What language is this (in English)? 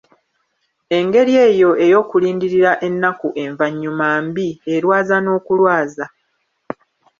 Ganda